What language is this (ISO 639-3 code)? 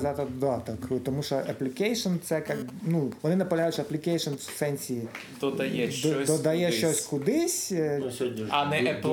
ukr